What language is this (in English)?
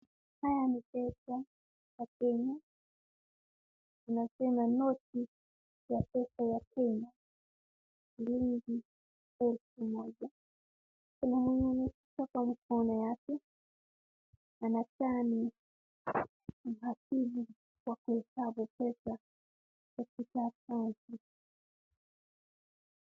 Swahili